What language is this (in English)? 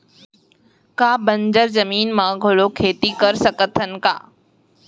Chhattisgarhi